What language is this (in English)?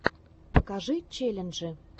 Russian